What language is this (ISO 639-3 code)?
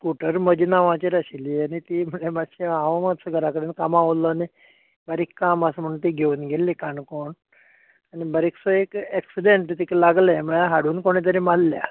kok